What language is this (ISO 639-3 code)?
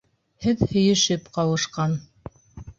bak